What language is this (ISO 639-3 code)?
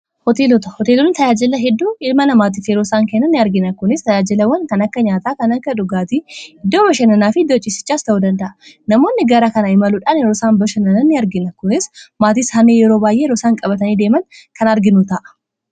orm